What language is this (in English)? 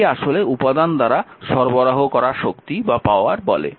Bangla